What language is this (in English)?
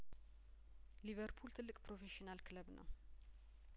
Amharic